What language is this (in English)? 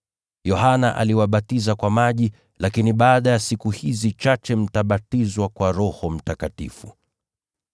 Swahili